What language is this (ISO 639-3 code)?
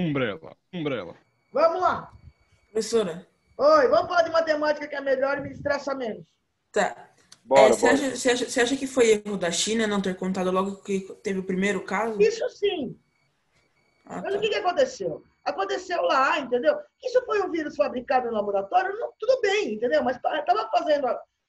por